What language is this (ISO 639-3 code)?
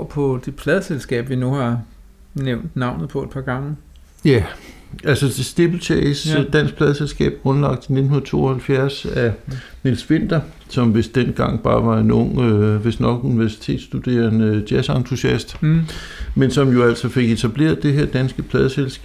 dan